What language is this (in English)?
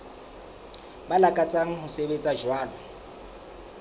Southern Sotho